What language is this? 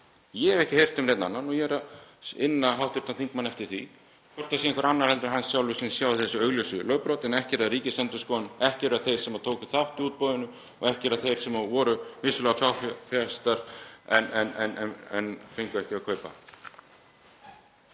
Icelandic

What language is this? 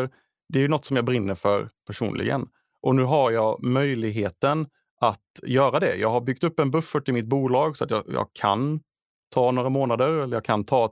Swedish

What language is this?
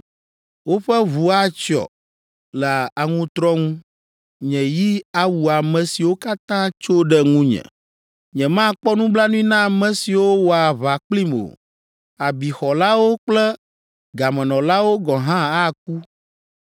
Ewe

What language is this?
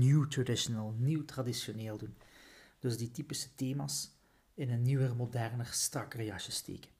Dutch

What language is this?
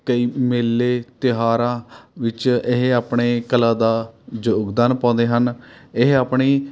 Punjabi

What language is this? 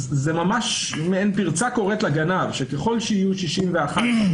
Hebrew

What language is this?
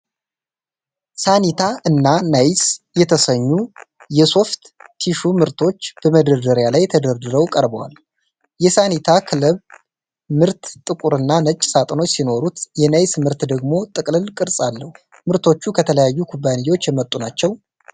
Amharic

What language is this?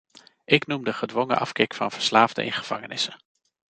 Dutch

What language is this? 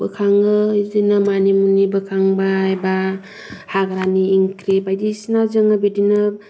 Bodo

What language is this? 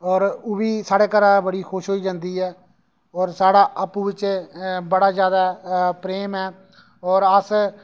Dogri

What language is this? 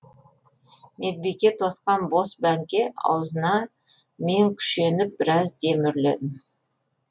Kazakh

